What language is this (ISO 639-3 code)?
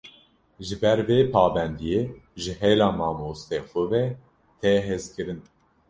kur